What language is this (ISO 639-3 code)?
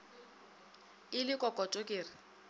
nso